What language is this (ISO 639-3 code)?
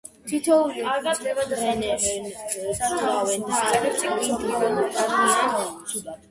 kat